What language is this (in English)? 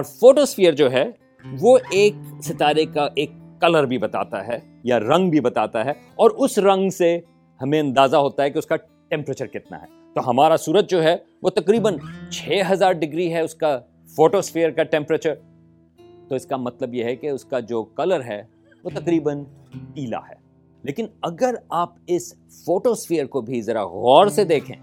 Urdu